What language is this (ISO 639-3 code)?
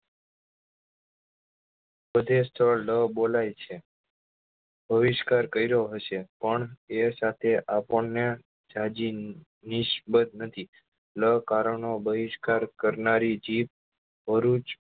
guj